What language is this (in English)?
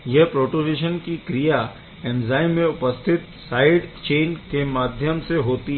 Hindi